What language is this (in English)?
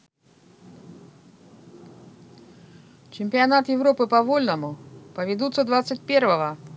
Russian